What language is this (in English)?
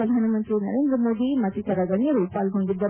Kannada